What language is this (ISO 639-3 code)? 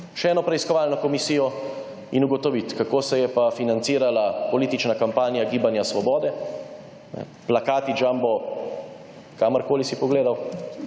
slv